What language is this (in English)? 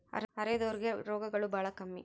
Kannada